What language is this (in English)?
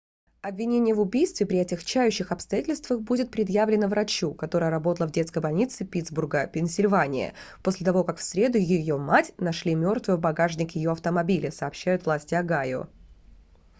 Russian